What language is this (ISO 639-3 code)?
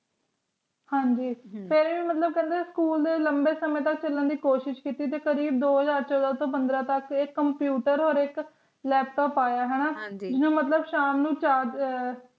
pan